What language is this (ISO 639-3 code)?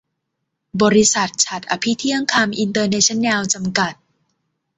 tha